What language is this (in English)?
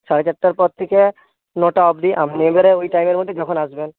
Bangla